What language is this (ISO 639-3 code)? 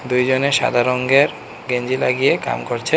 ben